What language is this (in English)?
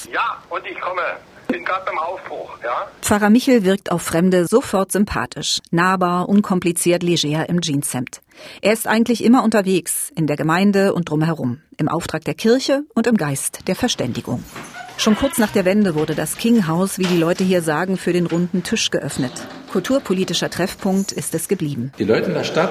German